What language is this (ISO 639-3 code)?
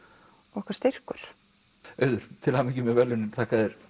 isl